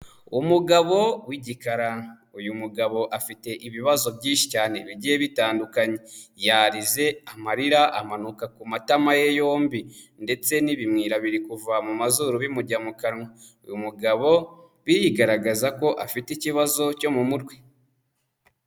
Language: Kinyarwanda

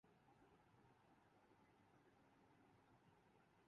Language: Urdu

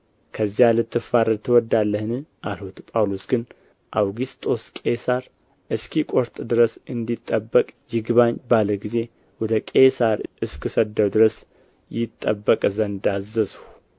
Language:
Amharic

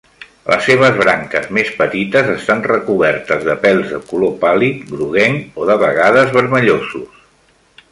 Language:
Catalan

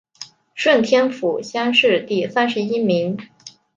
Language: Chinese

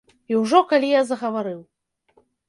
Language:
Belarusian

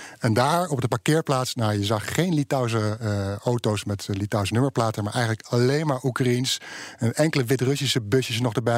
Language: Dutch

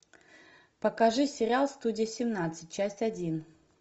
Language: Russian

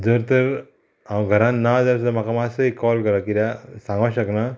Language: Konkani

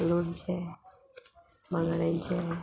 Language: Konkani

